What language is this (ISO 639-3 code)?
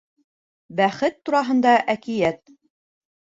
bak